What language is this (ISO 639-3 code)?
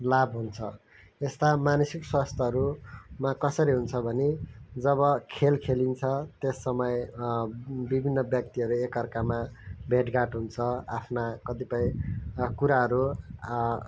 nep